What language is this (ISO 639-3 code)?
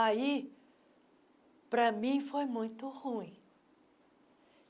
por